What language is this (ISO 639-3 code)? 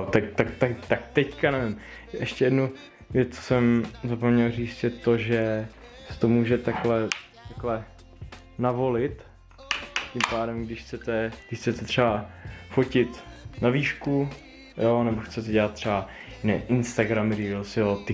ces